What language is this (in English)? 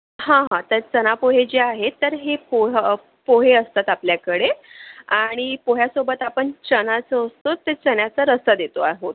Marathi